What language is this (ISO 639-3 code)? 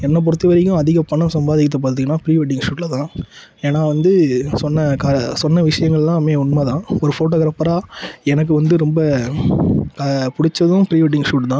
tam